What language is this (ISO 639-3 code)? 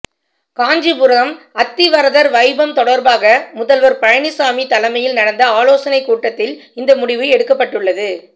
tam